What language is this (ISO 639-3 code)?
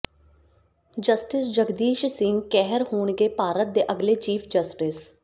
pan